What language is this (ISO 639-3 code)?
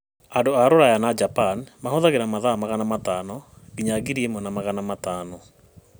kik